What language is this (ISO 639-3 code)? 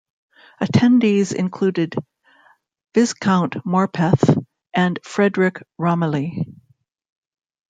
eng